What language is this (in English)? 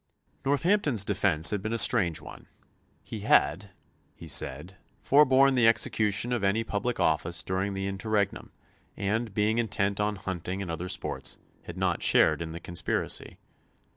English